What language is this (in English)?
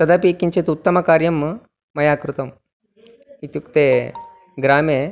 Sanskrit